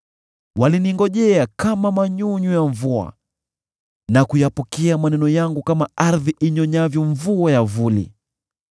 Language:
Swahili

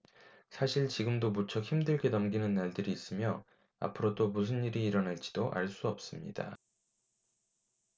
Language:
Korean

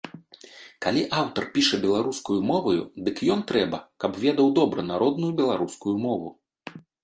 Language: Belarusian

